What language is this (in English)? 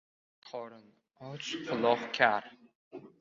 Uzbek